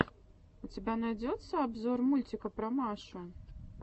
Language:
Russian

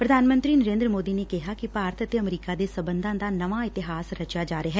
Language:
Punjabi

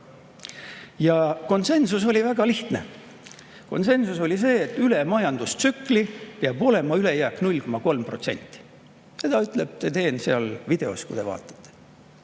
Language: Estonian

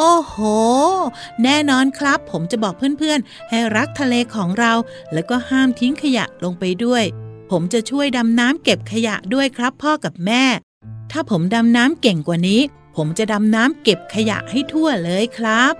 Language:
Thai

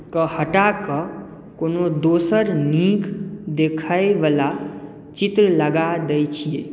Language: Maithili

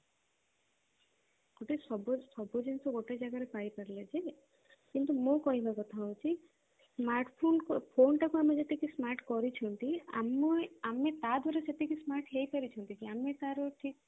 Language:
Odia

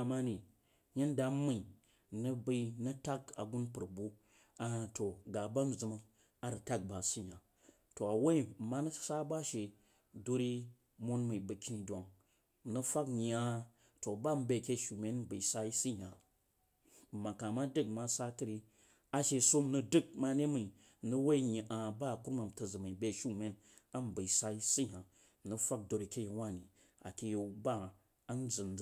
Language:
Jiba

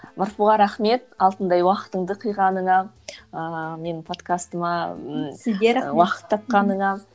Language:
Kazakh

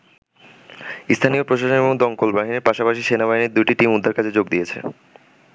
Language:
Bangla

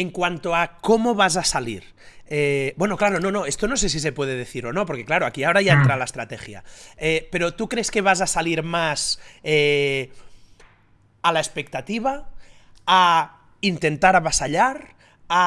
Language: Spanish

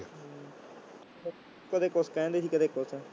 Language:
Punjabi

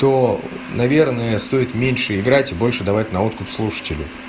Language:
Russian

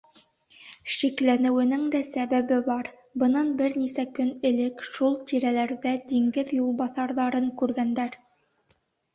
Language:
Bashkir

